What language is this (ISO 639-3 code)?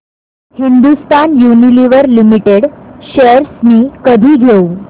mar